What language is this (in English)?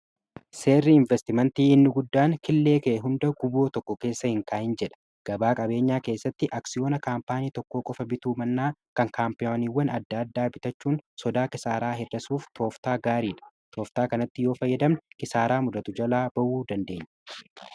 Oromo